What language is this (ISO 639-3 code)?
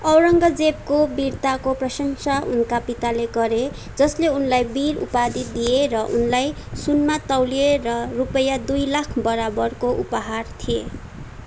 nep